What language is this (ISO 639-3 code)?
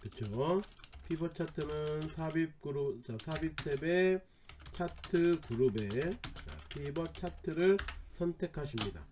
kor